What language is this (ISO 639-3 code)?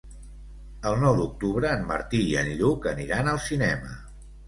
cat